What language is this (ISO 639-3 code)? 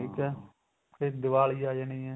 pan